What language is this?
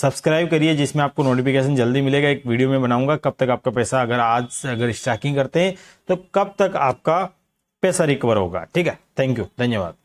Hindi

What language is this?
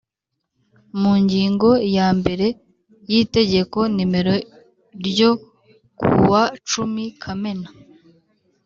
Kinyarwanda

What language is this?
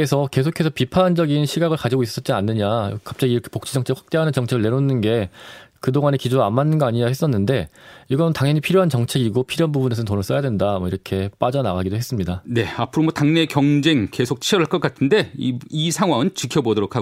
Korean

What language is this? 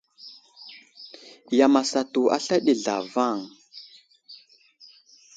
Wuzlam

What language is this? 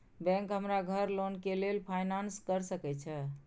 Maithili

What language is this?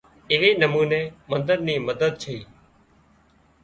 Wadiyara Koli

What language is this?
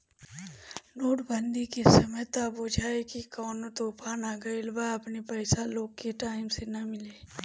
Bhojpuri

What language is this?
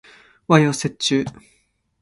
Japanese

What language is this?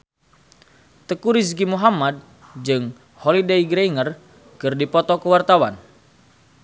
Sundanese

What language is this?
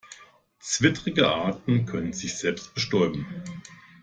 German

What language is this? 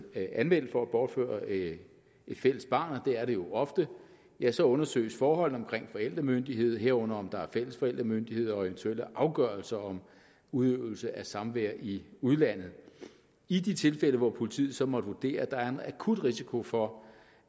Danish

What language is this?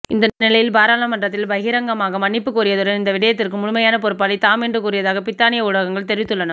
Tamil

